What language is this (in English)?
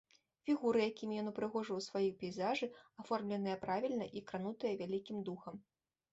Belarusian